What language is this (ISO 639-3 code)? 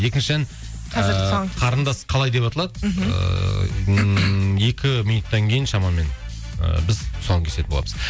kaz